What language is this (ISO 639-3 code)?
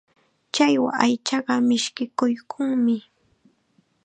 qxa